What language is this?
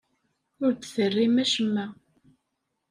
Kabyle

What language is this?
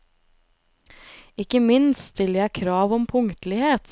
Norwegian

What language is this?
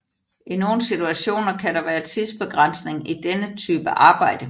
Danish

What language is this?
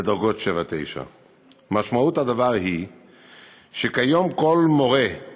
Hebrew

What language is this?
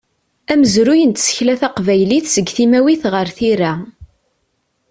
Kabyle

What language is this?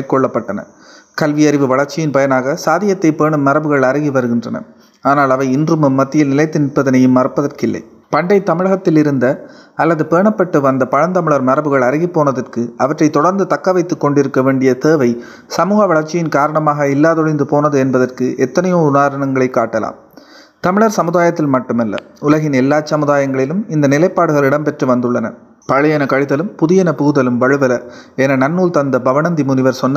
Tamil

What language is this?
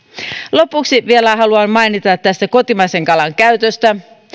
Finnish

